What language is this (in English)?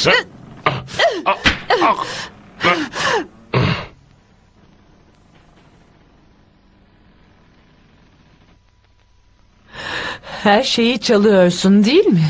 Turkish